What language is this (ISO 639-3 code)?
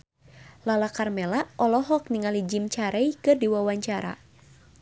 sun